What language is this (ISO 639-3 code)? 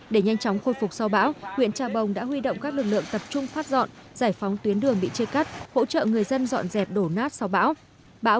vie